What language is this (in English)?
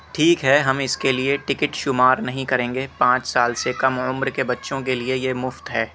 Urdu